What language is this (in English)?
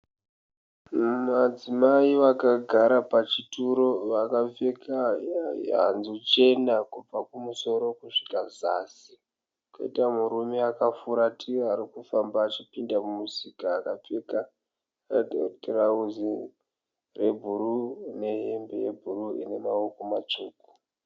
Shona